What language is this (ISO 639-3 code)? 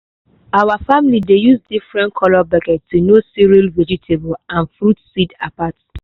pcm